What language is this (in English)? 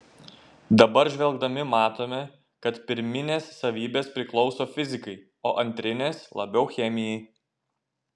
Lithuanian